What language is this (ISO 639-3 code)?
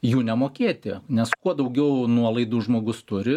lit